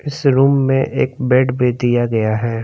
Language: Hindi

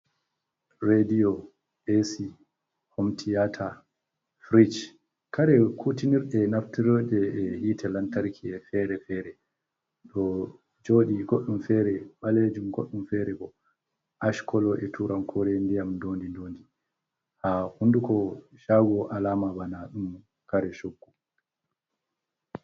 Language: Fula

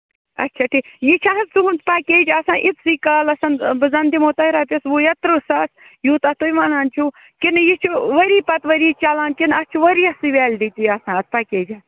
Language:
Kashmiri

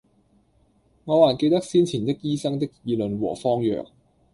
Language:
Cantonese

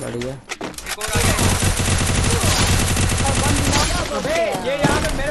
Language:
Hindi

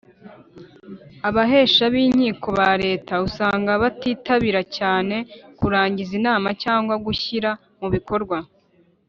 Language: Kinyarwanda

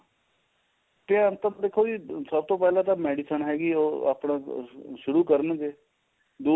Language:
Punjabi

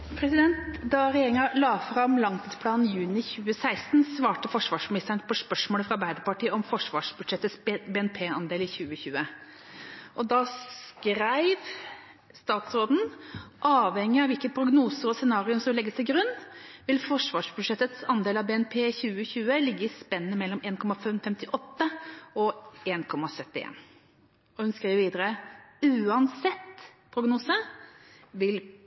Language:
Norwegian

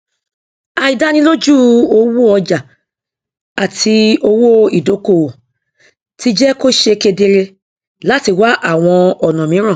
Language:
Yoruba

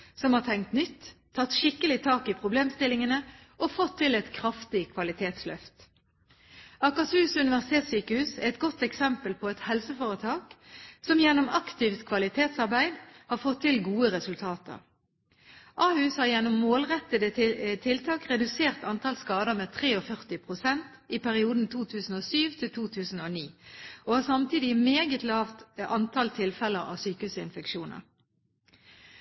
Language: Norwegian Bokmål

